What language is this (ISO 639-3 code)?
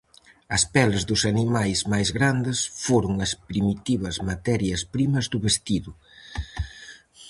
glg